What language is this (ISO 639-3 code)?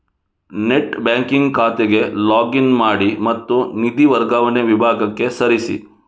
kan